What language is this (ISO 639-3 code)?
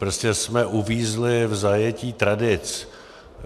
ces